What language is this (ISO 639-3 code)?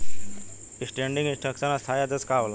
bho